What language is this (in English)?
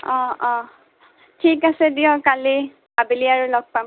Assamese